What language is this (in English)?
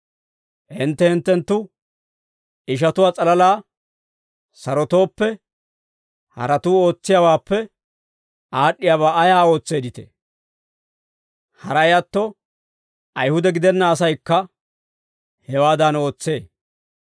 Dawro